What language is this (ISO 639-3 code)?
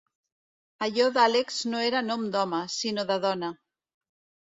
cat